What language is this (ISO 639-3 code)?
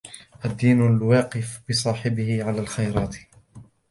ara